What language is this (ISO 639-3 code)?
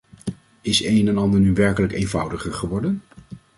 nld